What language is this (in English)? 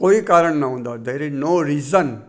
Sindhi